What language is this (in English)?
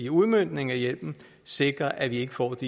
Danish